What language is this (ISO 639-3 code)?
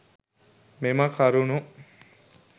sin